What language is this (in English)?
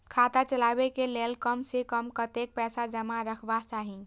Maithili